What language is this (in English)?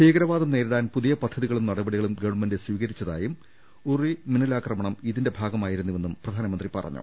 Malayalam